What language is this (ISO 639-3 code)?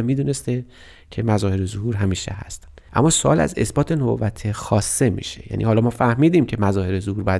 fas